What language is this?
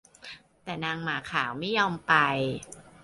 Thai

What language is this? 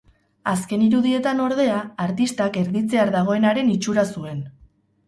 Basque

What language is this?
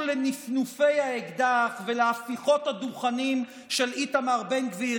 Hebrew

